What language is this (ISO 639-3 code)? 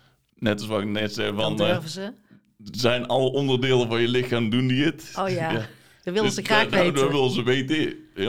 nld